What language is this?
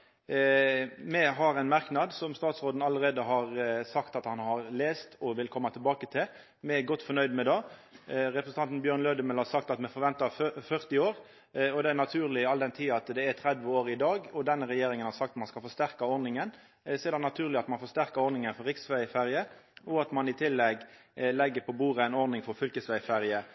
Norwegian Nynorsk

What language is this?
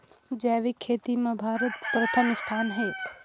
Chhattisgarhi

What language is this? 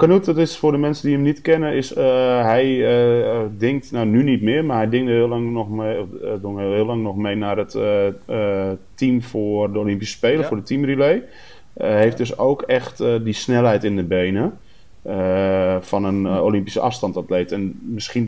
Dutch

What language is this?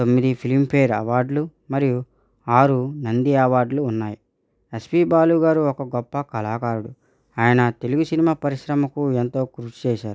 Telugu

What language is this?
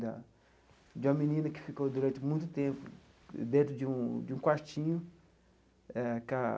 Portuguese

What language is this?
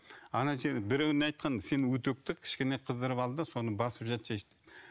Kazakh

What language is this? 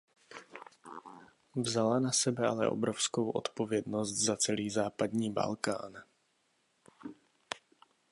Czech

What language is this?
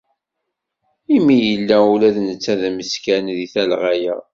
Kabyle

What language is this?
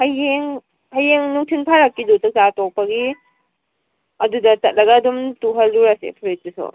Manipuri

